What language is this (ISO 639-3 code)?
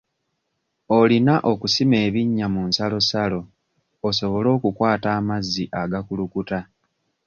lug